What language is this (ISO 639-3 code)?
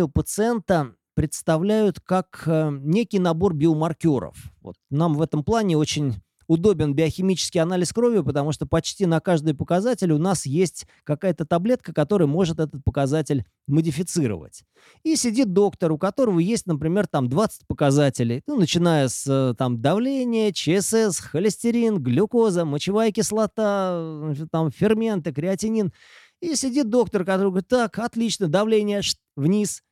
rus